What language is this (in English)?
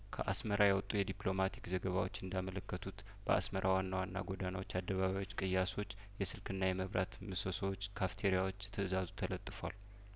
Amharic